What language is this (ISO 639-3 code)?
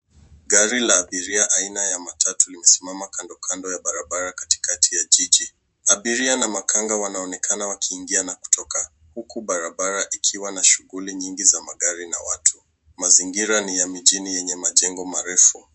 swa